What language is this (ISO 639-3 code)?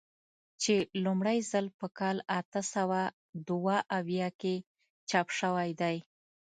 pus